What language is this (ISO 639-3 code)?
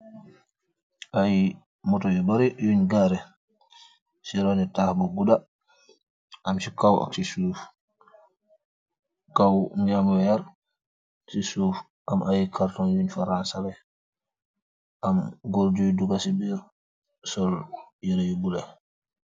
wol